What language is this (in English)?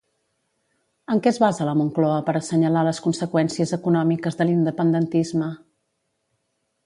Catalan